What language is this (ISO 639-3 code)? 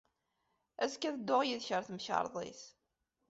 kab